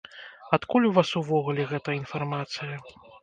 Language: Belarusian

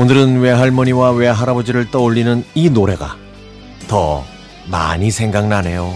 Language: Korean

